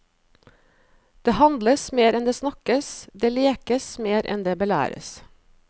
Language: Norwegian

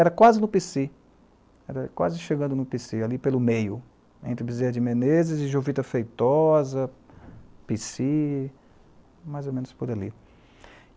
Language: Portuguese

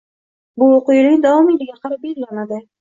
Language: Uzbek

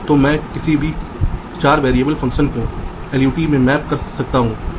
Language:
Hindi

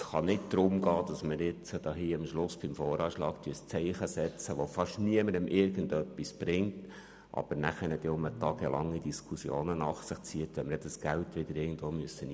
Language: Swiss German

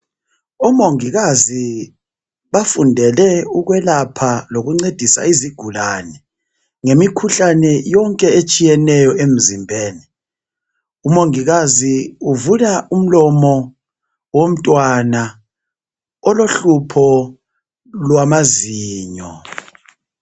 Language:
North Ndebele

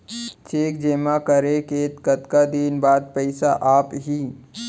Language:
Chhattisgarhi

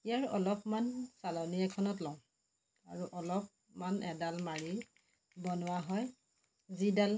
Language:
Assamese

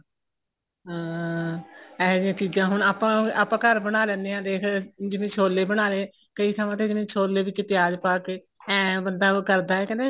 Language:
Punjabi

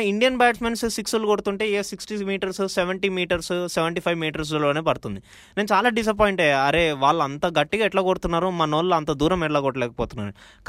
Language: Telugu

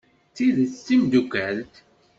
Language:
Kabyle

